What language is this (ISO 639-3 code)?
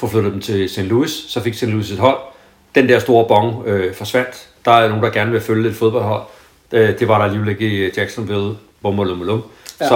dan